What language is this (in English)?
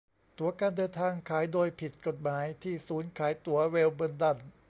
Thai